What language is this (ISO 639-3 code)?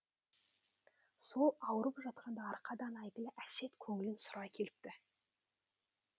kaz